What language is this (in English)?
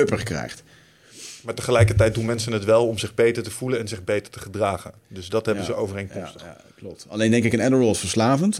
Dutch